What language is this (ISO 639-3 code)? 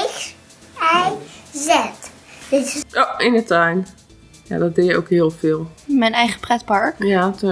nld